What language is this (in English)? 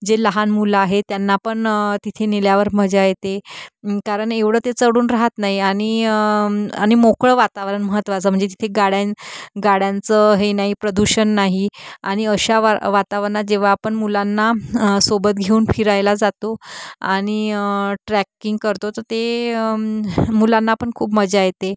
Marathi